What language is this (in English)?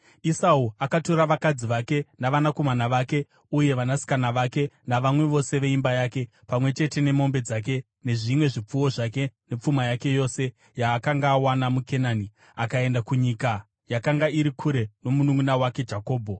Shona